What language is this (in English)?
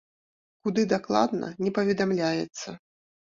Belarusian